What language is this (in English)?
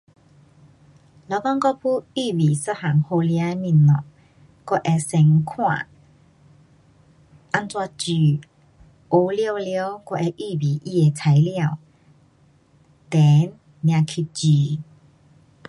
Pu-Xian Chinese